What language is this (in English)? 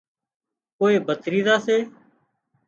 Wadiyara Koli